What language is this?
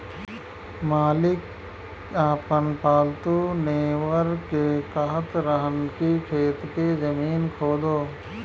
Bhojpuri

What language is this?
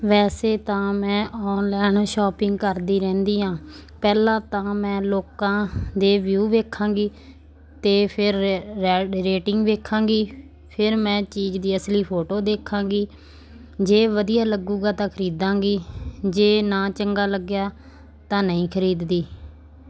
Punjabi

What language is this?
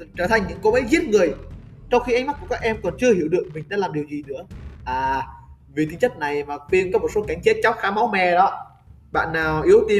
Vietnamese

